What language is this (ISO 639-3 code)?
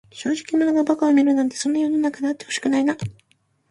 jpn